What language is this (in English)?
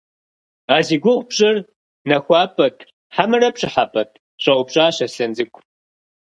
Kabardian